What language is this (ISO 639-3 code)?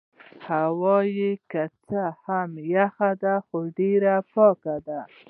pus